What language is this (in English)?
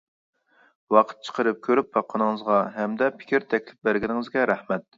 Uyghur